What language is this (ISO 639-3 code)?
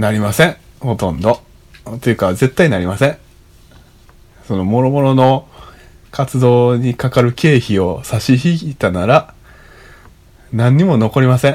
jpn